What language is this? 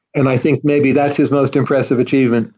English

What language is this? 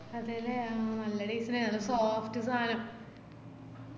Malayalam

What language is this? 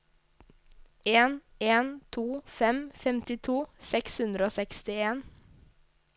Norwegian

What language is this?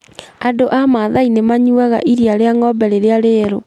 Kikuyu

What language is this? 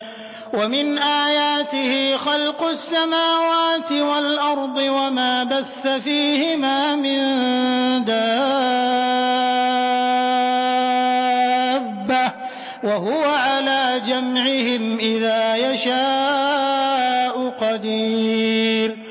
Arabic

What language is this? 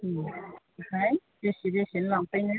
Bodo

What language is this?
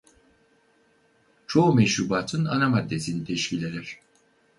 Turkish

